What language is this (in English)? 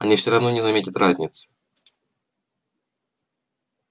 Russian